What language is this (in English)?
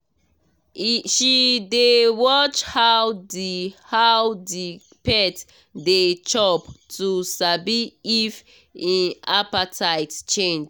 Nigerian Pidgin